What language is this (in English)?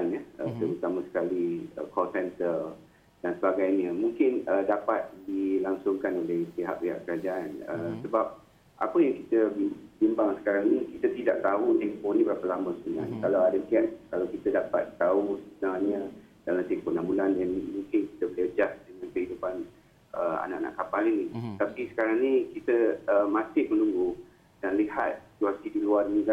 Malay